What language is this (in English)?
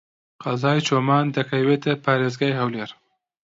Central Kurdish